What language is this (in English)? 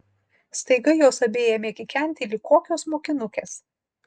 Lithuanian